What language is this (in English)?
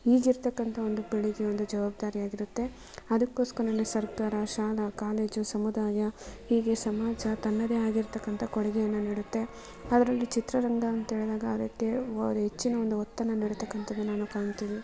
Kannada